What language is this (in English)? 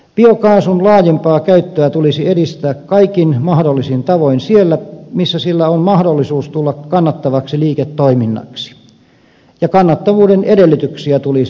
Finnish